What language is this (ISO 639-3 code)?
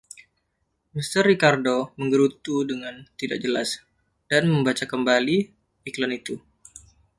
ind